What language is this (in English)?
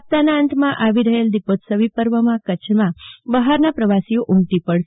Gujarati